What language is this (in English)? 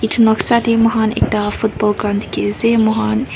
Naga Pidgin